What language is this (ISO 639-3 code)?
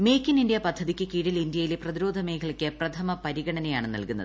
mal